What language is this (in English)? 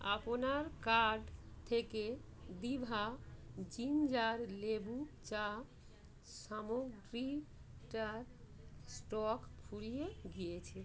Bangla